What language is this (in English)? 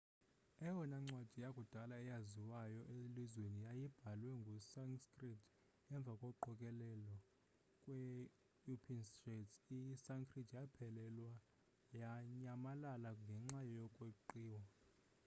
Xhosa